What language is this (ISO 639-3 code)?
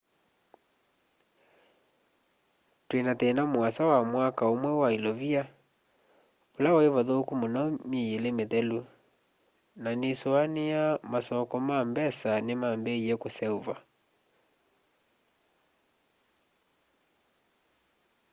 kam